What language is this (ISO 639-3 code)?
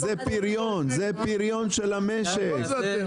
heb